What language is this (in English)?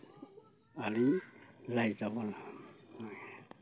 Santali